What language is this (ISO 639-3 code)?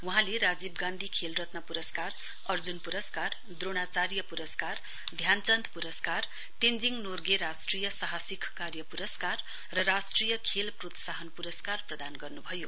nep